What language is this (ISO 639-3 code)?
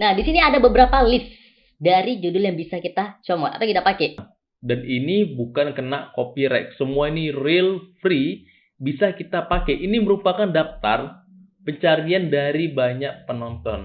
ind